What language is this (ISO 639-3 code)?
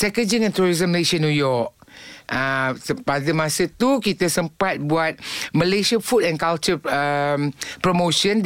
msa